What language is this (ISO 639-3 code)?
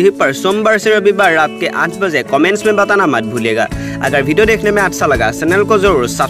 hin